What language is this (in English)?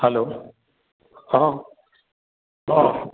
Assamese